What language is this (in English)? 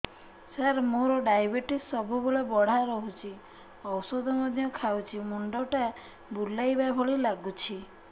Odia